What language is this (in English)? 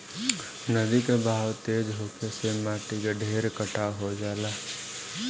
Bhojpuri